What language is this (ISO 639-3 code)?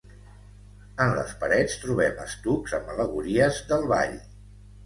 cat